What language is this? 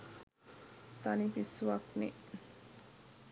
Sinhala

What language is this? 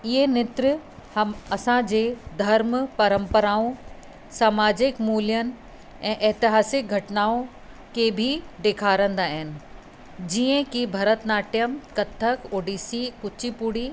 Sindhi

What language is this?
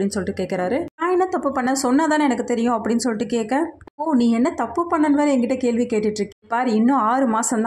Tamil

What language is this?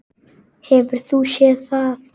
Icelandic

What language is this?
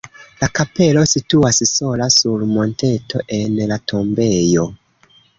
Esperanto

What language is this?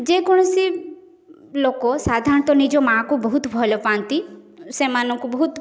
Odia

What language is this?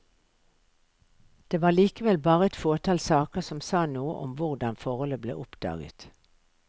Norwegian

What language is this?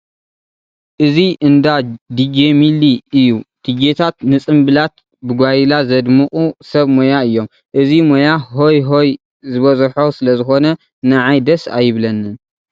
Tigrinya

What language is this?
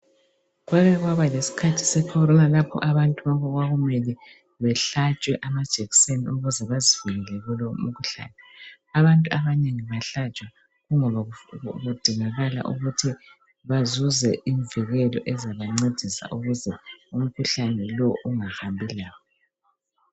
North Ndebele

